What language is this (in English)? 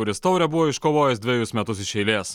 Lithuanian